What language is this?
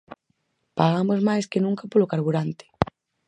Galician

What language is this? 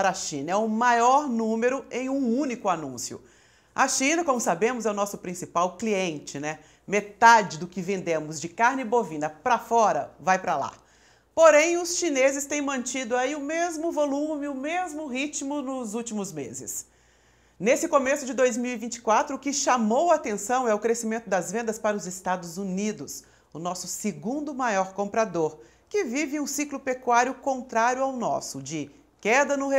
Portuguese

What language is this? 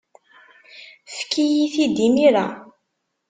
Kabyle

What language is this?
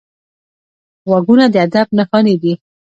Pashto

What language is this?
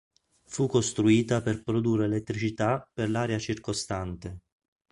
Italian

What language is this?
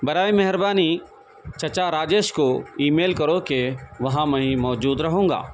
Urdu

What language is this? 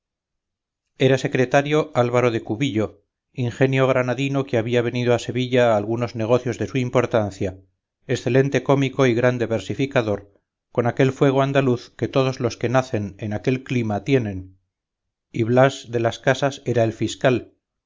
Spanish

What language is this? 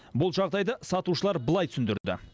Kazakh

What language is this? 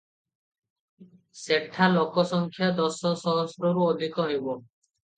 Odia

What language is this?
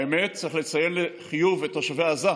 Hebrew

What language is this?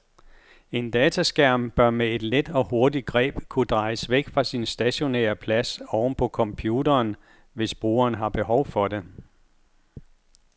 Danish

